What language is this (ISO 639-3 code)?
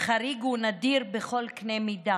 heb